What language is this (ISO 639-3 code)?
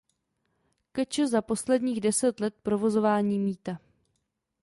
ces